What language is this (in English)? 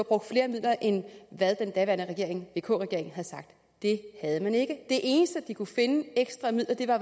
Danish